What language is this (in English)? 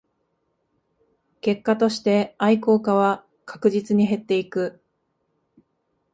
Japanese